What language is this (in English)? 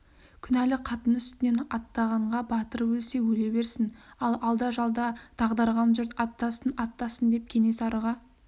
Kazakh